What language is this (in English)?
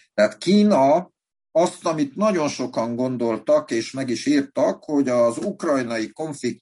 Hungarian